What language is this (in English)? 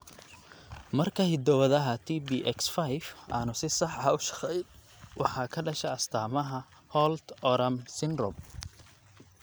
Somali